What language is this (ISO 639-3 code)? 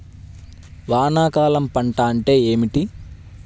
tel